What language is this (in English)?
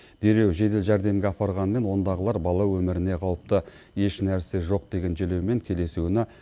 Kazakh